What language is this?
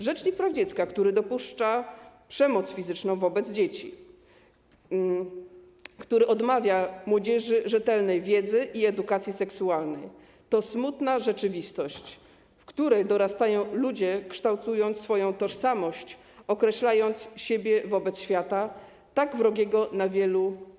Polish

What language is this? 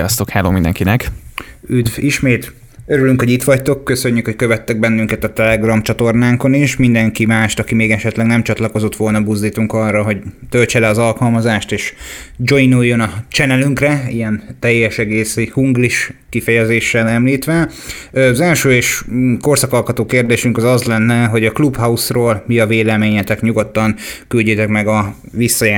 Hungarian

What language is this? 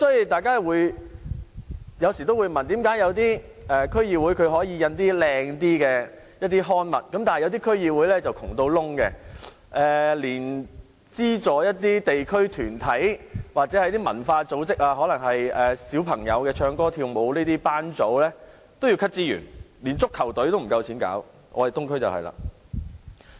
Cantonese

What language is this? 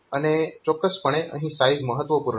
Gujarati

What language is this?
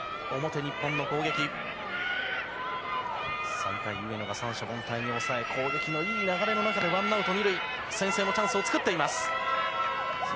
Japanese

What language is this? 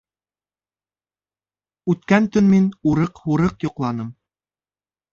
Bashkir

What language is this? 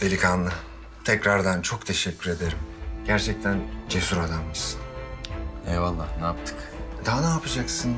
Turkish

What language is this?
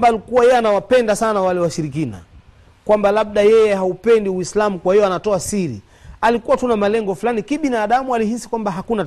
Swahili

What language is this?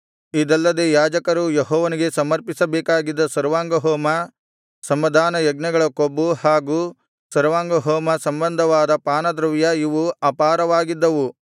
Kannada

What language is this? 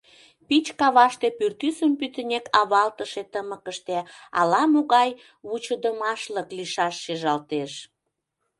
Mari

